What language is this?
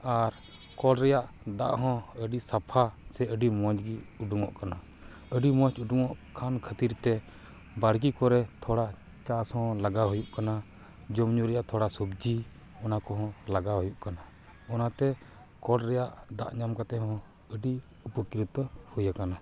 Santali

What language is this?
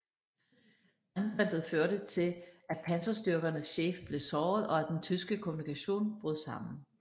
Danish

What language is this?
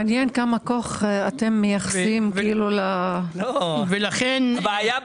Hebrew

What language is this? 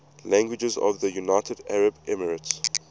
English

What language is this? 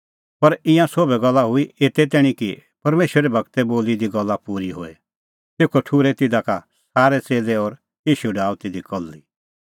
Kullu Pahari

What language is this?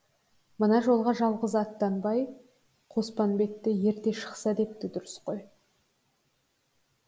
Kazakh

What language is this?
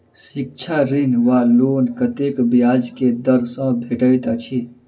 Maithili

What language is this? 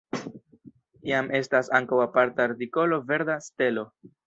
Esperanto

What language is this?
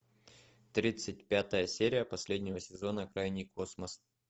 Russian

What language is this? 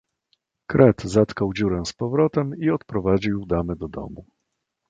Polish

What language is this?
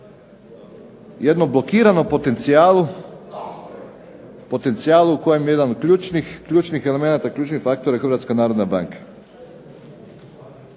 Croatian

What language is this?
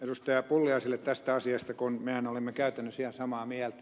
Finnish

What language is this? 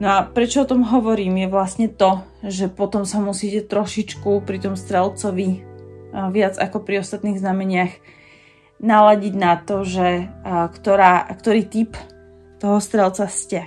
Slovak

